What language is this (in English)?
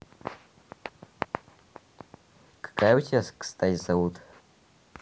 Russian